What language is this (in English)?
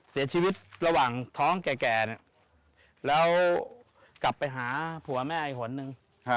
Thai